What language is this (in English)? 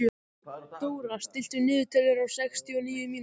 Icelandic